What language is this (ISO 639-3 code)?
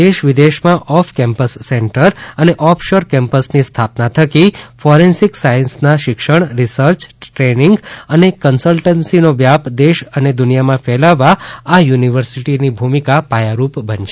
guj